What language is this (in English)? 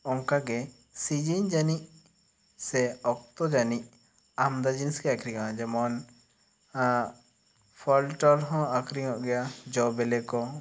Santali